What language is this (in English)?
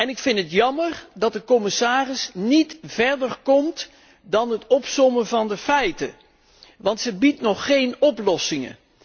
Dutch